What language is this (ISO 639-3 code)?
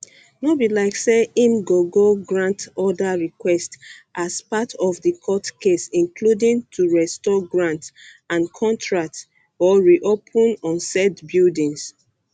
pcm